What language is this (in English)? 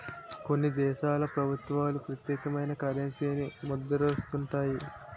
Telugu